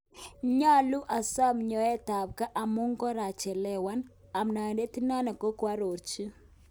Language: Kalenjin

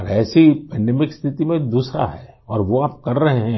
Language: Hindi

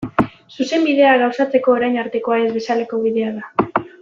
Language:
Basque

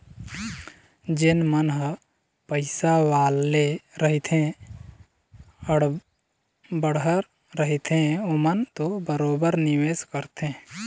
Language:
Chhattisgarhi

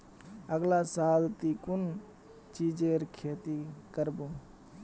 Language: Magahi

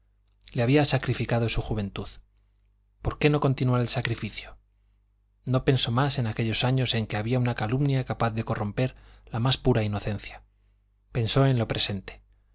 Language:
Spanish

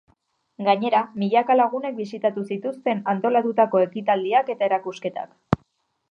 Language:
Basque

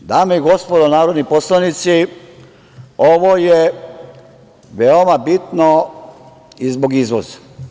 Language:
Serbian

